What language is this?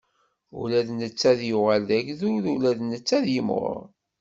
Kabyle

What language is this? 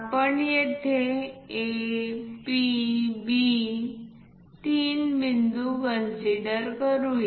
Marathi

